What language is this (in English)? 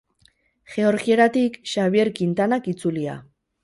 Basque